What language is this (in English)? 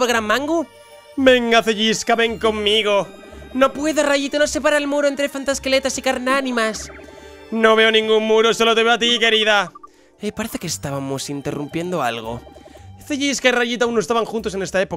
Spanish